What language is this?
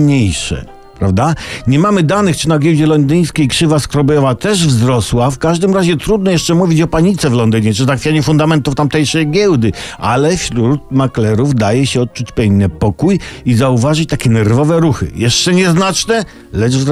Polish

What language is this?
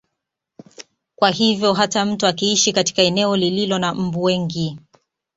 Swahili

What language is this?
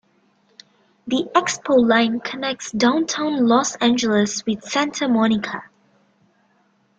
English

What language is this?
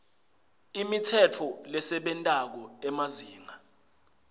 Swati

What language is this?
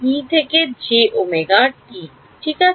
Bangla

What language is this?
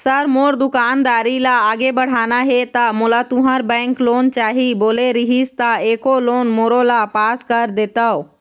Chhattisgarhi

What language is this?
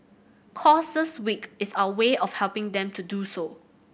English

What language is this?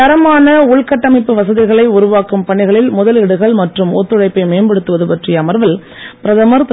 Tamil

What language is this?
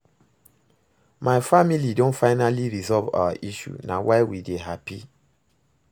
Nigerian Pidgin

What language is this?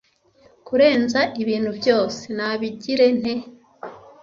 Kinyarwanda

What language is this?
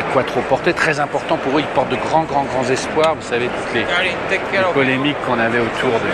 French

